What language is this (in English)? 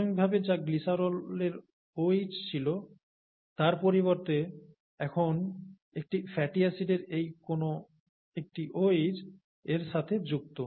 Bangla